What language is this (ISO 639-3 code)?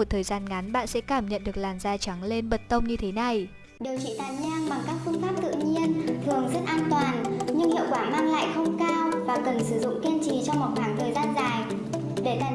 vie